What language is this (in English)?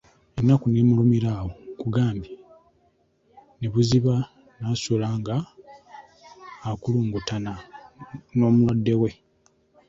Ganda